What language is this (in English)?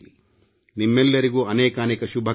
Kannada